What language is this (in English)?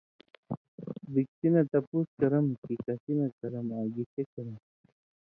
Indus Kohistani